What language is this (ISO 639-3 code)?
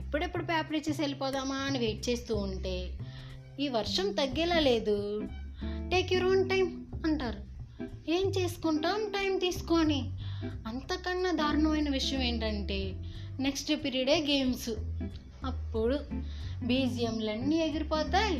tel